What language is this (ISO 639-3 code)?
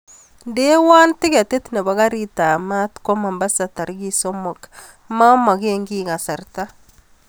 kln